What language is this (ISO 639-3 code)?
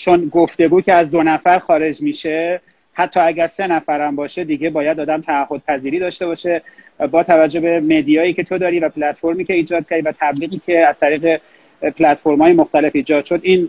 fas